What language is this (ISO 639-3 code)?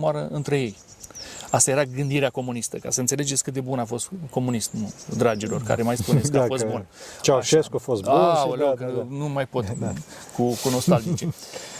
ron